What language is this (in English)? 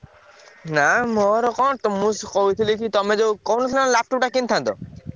Odia